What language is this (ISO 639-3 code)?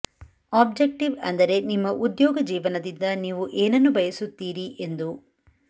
kan